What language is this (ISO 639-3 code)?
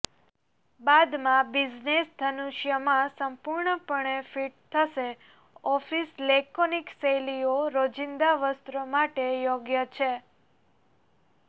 guj